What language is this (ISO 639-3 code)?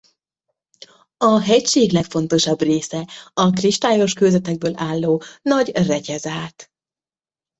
hun